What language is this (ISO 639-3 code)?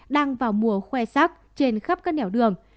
vie